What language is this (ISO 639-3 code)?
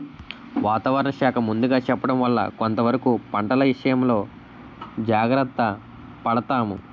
tel